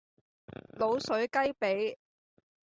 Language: Cantonese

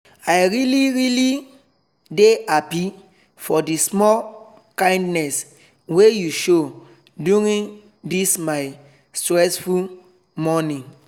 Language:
Nigerian Pidgin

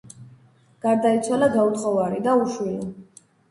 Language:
Georgian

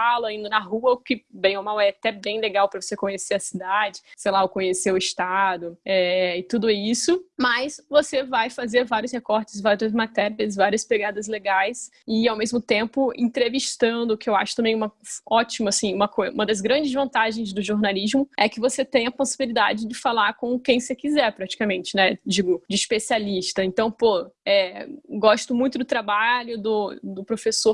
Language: Portuguese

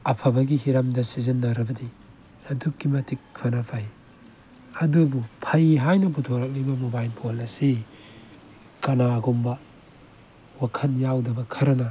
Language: Manipuri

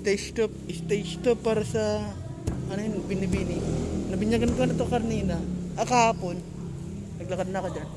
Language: Filipino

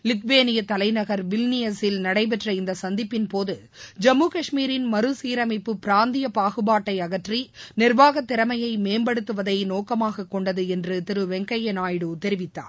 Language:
Tamil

